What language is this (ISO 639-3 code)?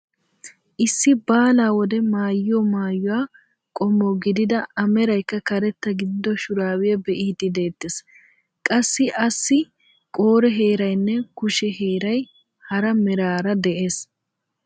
wal